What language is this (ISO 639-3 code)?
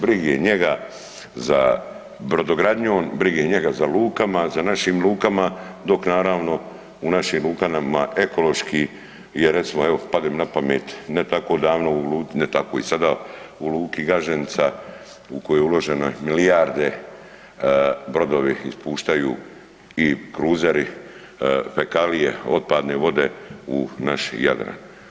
hrv